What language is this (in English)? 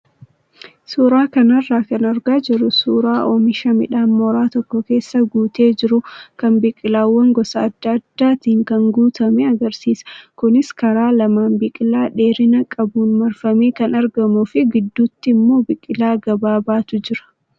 Oromo